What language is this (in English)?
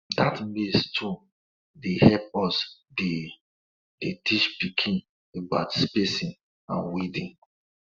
Nigerian Pidgin